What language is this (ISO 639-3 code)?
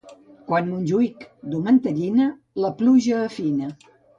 cat